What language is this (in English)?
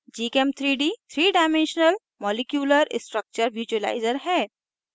Hindi